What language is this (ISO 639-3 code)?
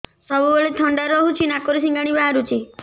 ori